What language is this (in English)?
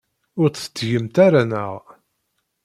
Kabyle